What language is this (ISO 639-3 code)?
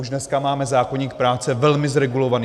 ces